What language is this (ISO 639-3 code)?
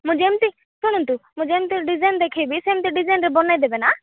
ori